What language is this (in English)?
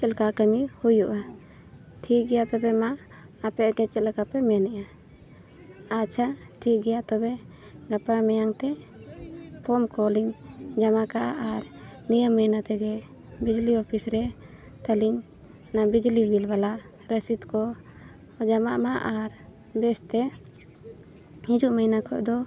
Santali